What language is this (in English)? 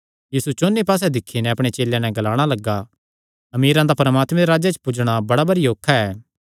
Kangri